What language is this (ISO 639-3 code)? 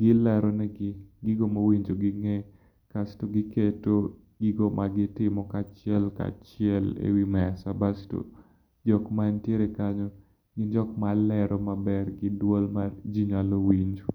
luo